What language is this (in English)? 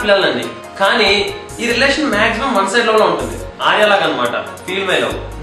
Telugu